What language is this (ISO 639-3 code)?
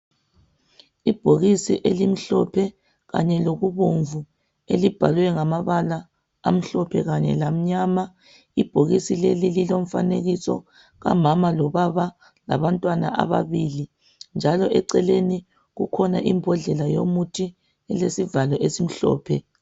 nde